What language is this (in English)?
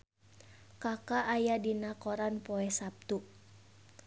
Sundanese